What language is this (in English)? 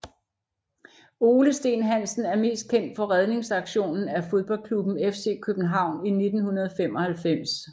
Danish